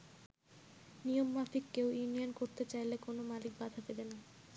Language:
Bangla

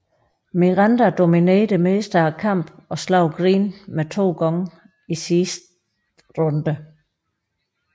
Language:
Danish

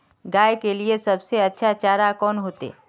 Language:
Magahi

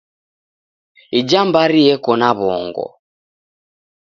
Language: Taita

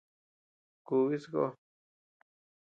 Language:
Tepeuxila Cuicatec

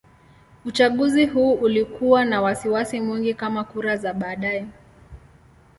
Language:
Swahili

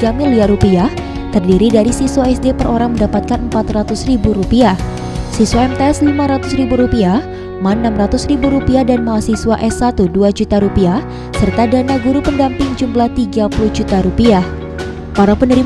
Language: Indonesian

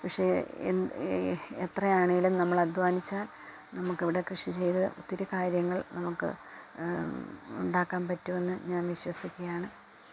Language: Malayalam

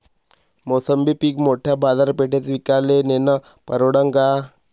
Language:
Marathi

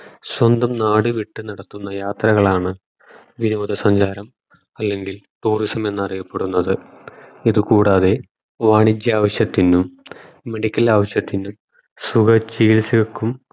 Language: Malayalam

